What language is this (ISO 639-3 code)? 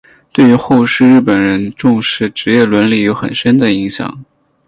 zho